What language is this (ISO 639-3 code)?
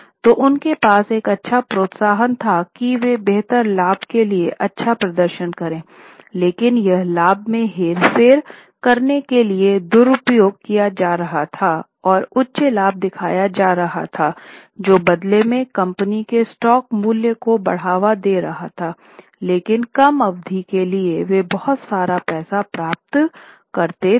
hin